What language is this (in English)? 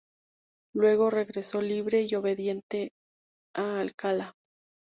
Spanish